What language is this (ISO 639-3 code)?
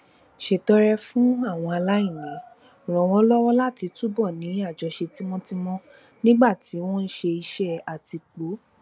yor